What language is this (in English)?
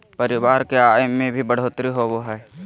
Magahi